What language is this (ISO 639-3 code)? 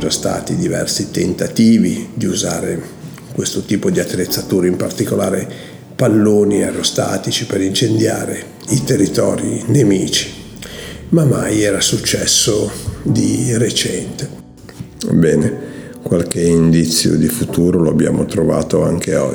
ita